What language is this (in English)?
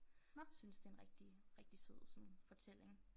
Danish